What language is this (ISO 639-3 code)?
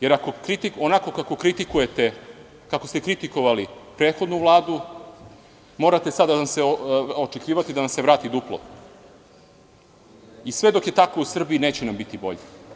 srp